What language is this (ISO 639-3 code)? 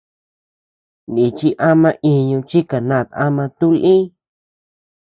cux